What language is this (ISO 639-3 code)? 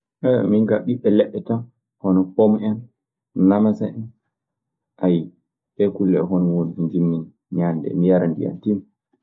ffm